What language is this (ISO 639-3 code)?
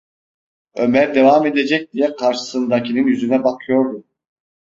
tur